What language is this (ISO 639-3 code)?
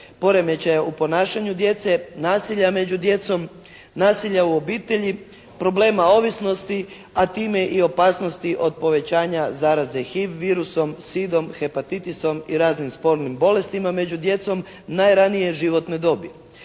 hrv